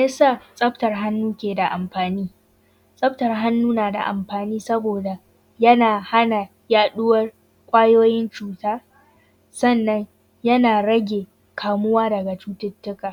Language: Hausa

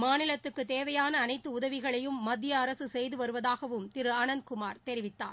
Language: Tamil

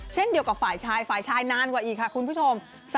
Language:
Thai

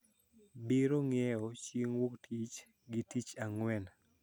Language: Luo (Kenya and Tanzania)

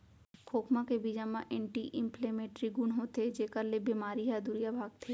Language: Chhattisgarhi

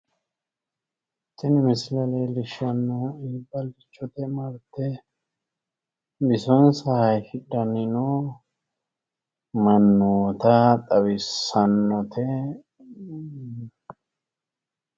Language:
Sidamo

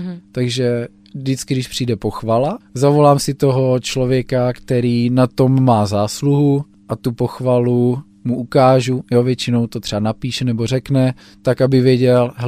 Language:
Czech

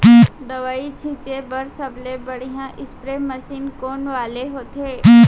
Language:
Chhattisgarhi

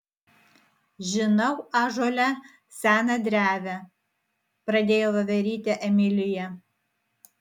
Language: Lithuanian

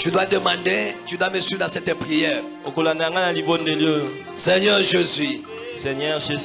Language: French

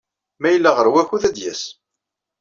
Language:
Kabyle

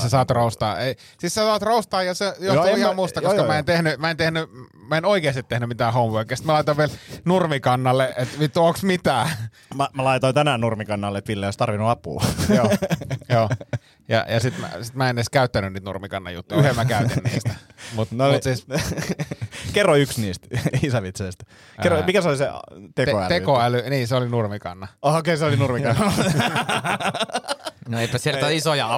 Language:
Finnish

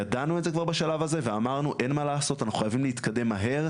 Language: Hebrew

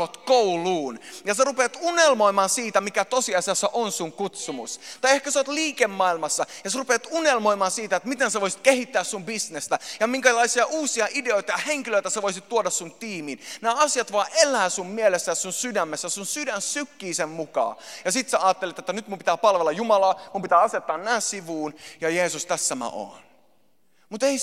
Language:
Finnish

